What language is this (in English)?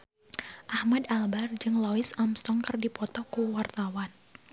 Sundanese